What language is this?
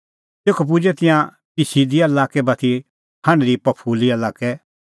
Kullu Pahari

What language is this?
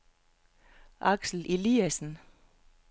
Danish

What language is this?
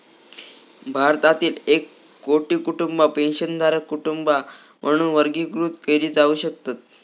Marathi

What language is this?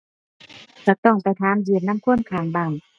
Thai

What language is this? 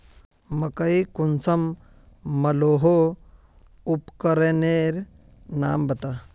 Magahi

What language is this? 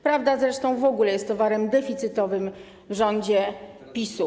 Polish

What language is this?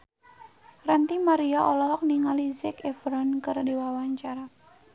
Sundanese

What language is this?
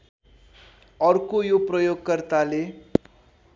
Nepali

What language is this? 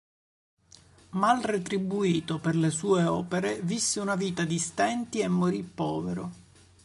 Italian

